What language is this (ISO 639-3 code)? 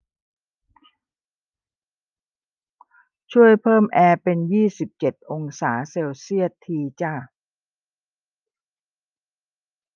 tha